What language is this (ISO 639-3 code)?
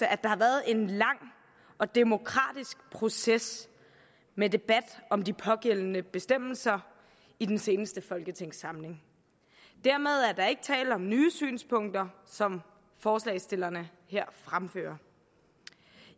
dan